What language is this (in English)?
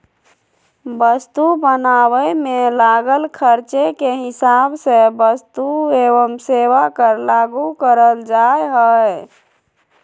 Magahi